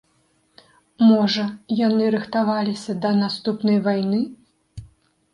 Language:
Belarusian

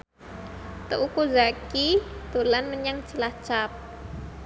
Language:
Javanese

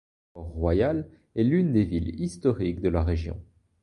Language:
French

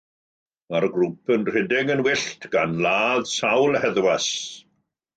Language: Welsh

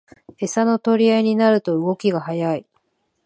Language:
Japanese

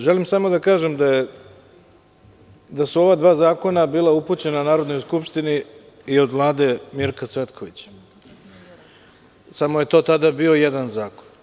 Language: Serbian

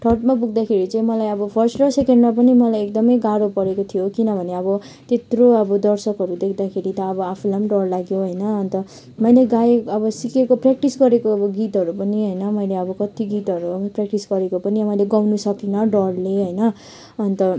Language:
Nepali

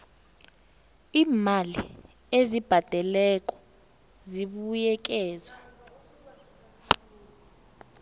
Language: South Ndebele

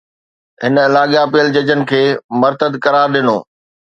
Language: Sindhi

